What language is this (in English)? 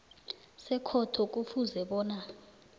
South Ndebele